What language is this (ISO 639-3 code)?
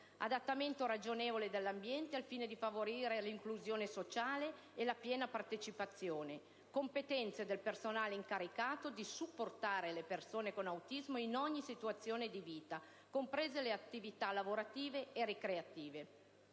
ita